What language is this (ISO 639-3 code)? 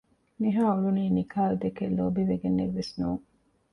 div